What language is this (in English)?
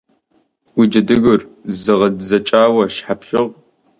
Kabardian